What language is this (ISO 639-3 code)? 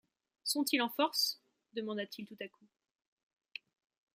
fra